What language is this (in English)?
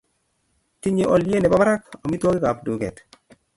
Kalenjin